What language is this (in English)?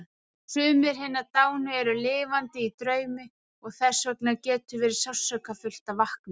Icelandic